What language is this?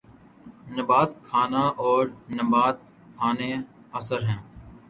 Urdu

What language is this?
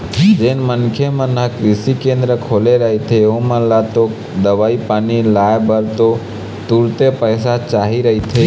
Chhattisgarhi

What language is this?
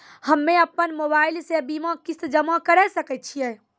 Maithili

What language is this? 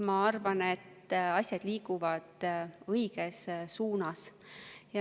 Estonian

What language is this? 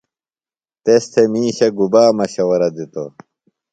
Phalura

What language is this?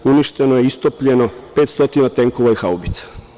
Serbian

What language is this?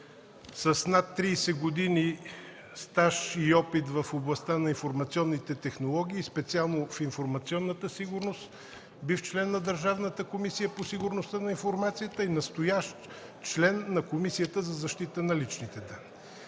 Bulgarian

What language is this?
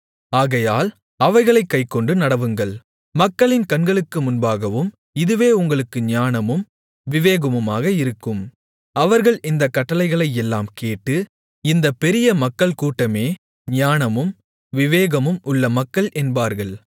Tamil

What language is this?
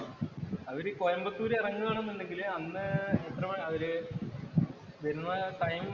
Malayalam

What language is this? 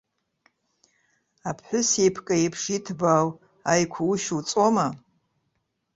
Abkhazian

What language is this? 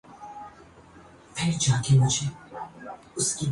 Urdu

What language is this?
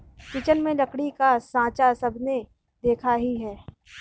Hindi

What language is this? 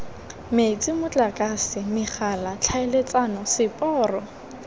Tswana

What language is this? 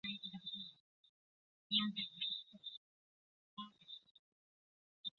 Chinese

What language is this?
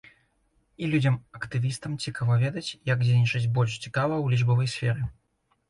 Belarusian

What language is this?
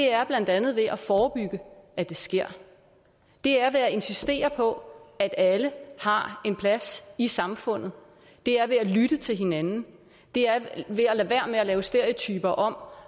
Danish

